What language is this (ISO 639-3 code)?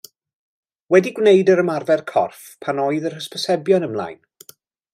cym